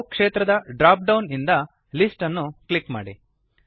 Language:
Kannada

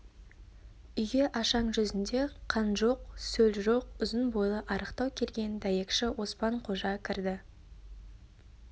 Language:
Kazakh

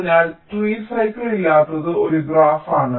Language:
Malayalam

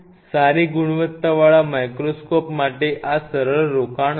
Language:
Gujarati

